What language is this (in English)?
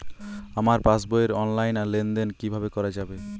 Bangla